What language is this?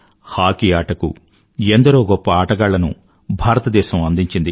Telugu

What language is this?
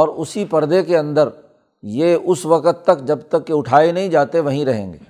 Urdu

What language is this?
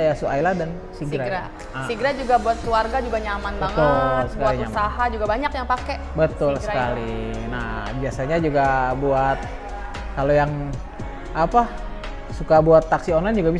Indonesian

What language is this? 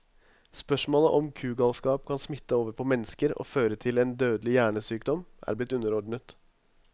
Norwegian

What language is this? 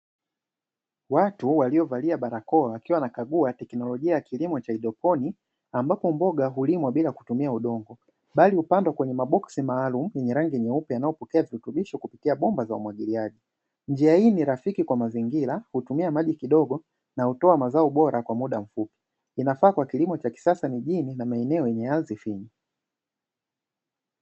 Swahili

